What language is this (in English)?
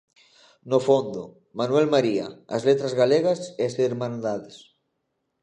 Galician